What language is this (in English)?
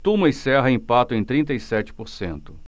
Portuguese